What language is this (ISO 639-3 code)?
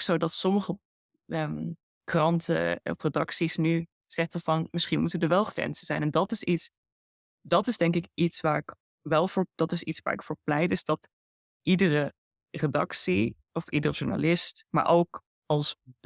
nld